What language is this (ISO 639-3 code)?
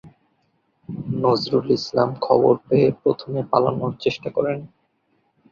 ben